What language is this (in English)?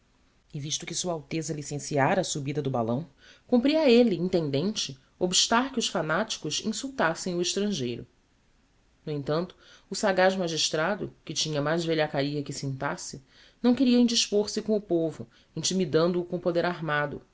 Portuguese